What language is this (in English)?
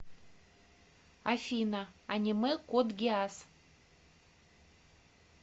Russian